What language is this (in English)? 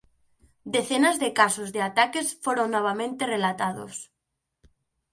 Galician